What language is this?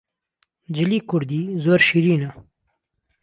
Central Kurdish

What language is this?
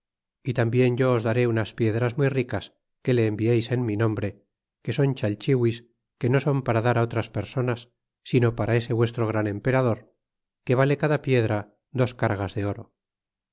Spanish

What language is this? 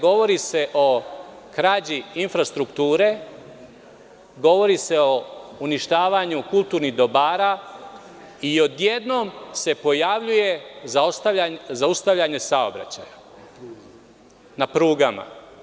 Serbian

